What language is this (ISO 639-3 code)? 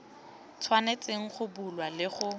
tsn